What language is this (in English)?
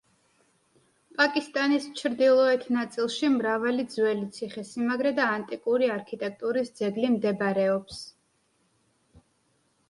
Georgian